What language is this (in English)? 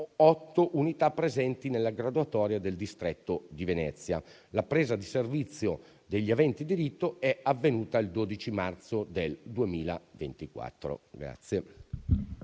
Italian